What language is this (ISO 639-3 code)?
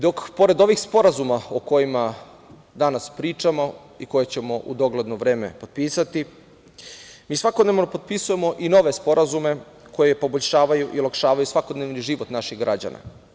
srp